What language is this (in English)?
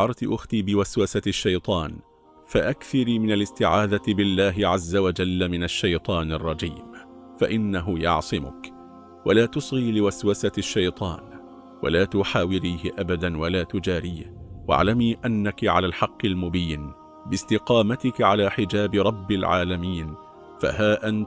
Arabic